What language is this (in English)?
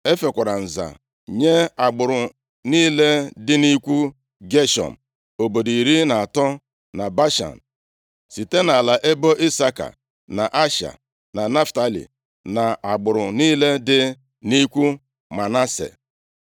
Igbo